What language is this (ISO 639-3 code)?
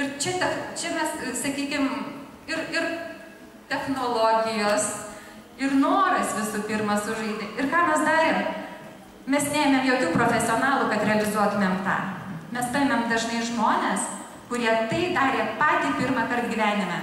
lit